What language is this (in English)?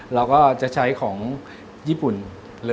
Thai